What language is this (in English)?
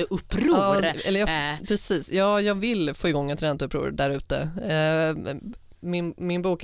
Swedish